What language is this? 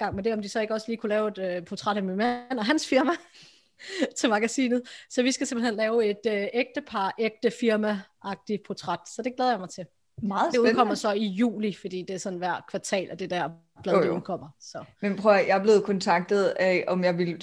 Danish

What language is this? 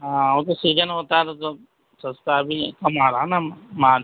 Urdu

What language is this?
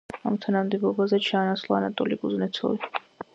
Georgian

